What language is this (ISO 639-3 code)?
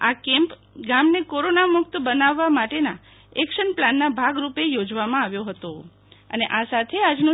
guj